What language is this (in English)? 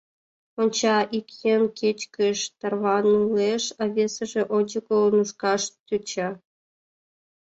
Mari